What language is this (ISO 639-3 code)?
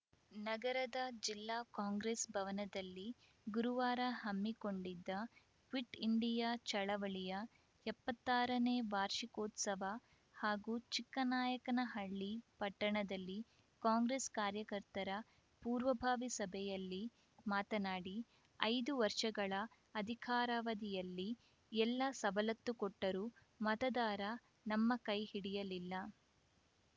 kan